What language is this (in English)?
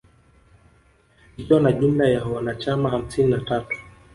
Swahili